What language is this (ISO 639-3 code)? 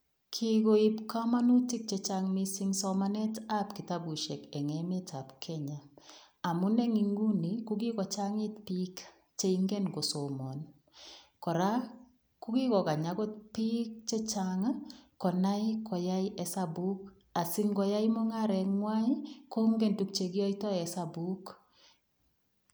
kln